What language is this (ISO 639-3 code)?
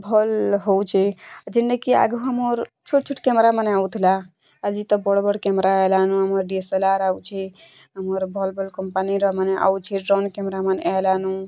ori